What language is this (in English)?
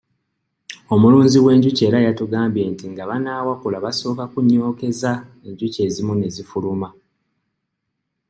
Ganda